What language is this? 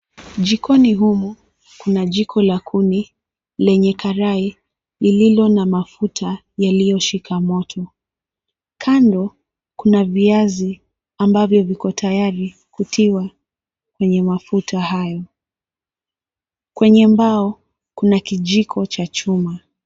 Swahili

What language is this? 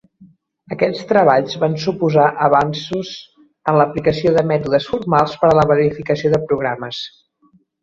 Catalan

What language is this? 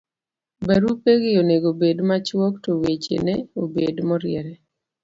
Luo (Kenya and Tanzania)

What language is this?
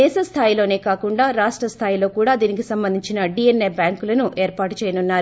Telugu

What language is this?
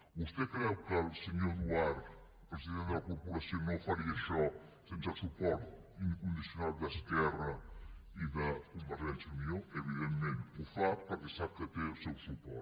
Catalan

